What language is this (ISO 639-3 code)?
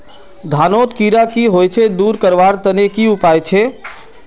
mag